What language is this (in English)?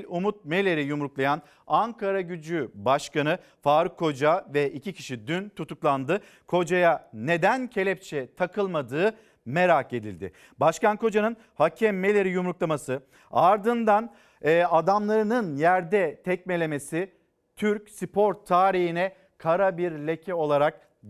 Turkish